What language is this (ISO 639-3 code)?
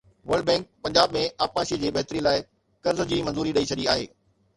snd